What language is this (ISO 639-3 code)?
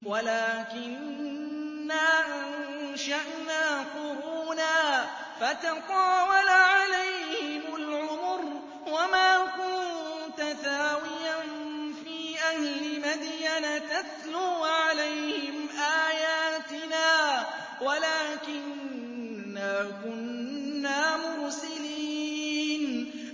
ara